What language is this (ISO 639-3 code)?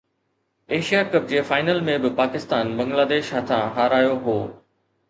snd